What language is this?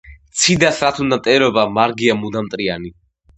Georgian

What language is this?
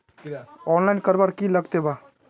Magahi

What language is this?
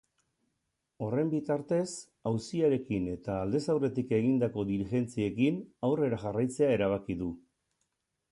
Basque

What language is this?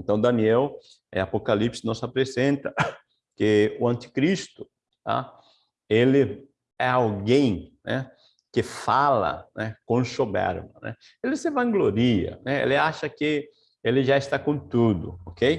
Portuguese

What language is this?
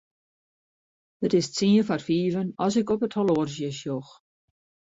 Western Frisian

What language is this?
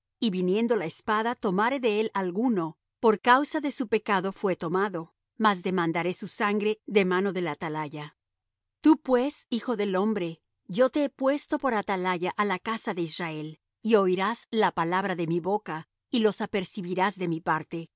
Spanish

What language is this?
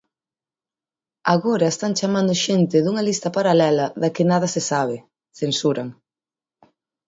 Galician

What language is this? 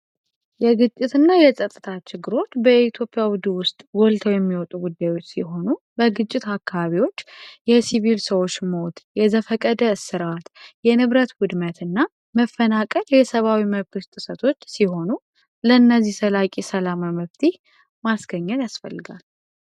Amharic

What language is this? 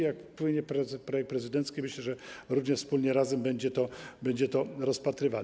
Polish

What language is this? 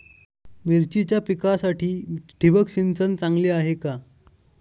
Marathi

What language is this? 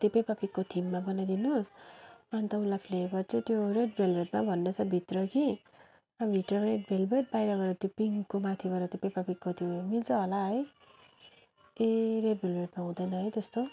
Nepali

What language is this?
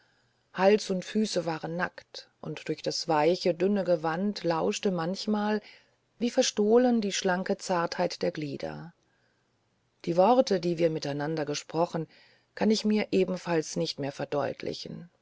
German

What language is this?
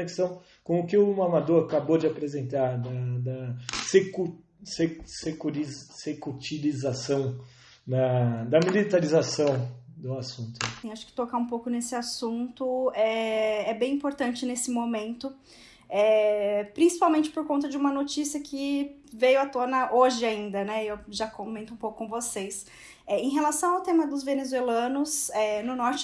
Portuguese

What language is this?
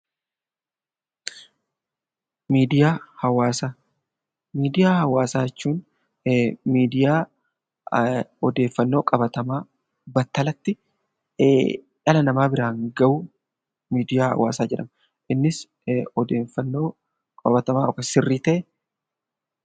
Oromo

